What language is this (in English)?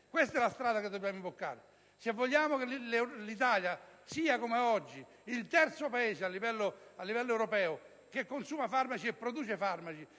Italian